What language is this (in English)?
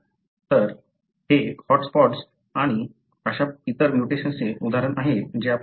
Marathi